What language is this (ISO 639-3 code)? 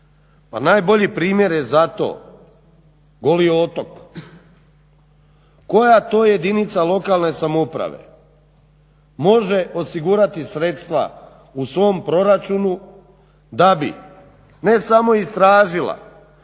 hrv